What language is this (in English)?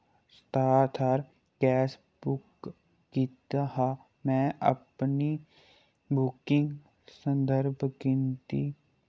Dogri